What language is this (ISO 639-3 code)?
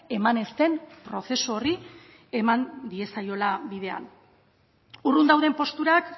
eus